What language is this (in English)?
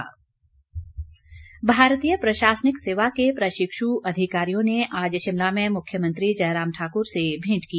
Hindi